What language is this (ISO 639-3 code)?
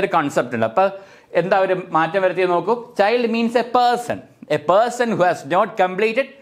mal